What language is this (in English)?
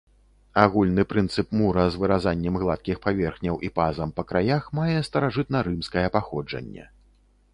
Belarusian